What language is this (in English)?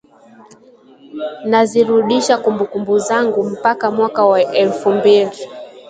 Swahili